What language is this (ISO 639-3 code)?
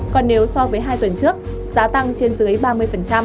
vie